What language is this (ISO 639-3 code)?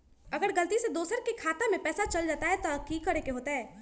mag